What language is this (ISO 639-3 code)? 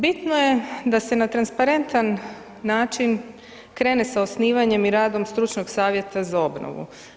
hrv